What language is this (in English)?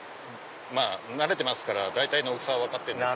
Japanese